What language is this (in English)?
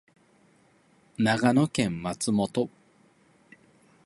Japanese